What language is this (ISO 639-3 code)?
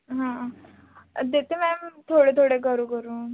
mar